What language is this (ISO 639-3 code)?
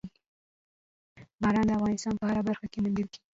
pus